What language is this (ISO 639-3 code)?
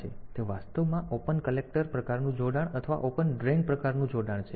guj